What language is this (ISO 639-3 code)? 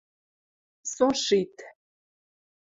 mrj